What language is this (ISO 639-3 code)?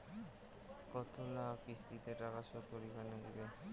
ben